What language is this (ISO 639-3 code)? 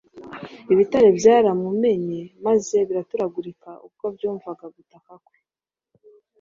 kin